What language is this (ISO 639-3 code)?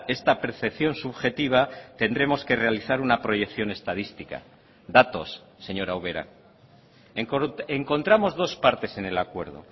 spa